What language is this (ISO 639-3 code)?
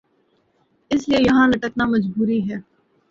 urd